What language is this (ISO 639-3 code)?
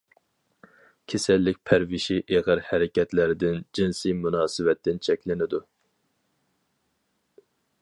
uig